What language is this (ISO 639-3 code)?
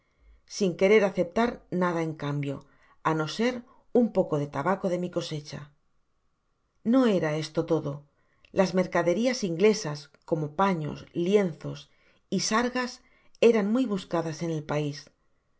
spa